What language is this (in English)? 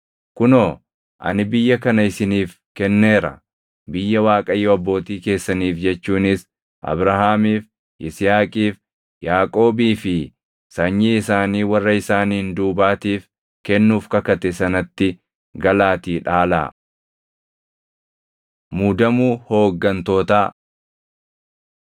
Oromo